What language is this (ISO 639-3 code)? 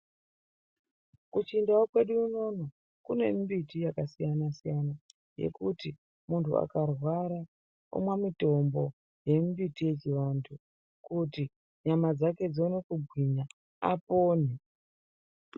ndc